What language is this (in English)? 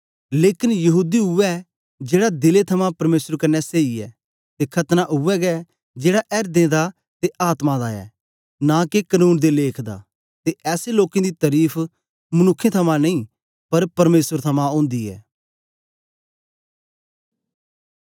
Dogri